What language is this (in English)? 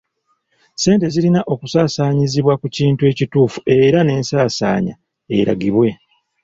Ganda